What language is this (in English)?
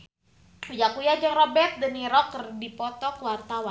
Sundanese